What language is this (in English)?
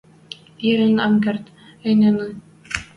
Western Mari